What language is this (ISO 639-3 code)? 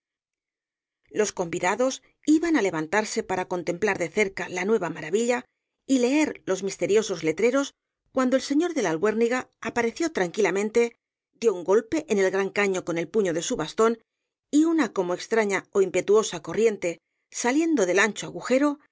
spa